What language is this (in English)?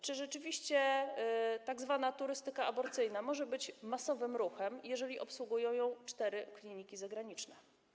Polish